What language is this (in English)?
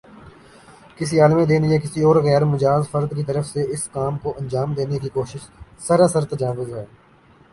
Urdu